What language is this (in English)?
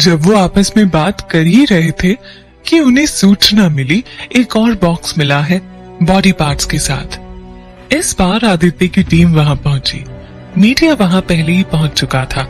Hindi